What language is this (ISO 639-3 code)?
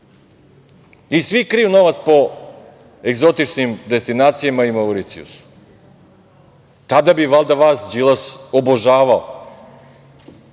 srp